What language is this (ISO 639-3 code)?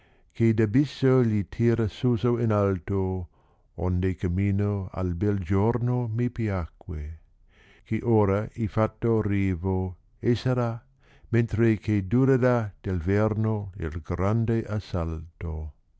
ita